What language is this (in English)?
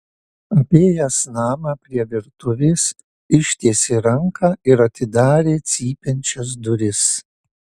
Lithuanian